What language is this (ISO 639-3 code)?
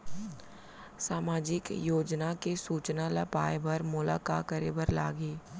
hne